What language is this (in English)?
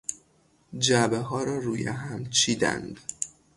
Persian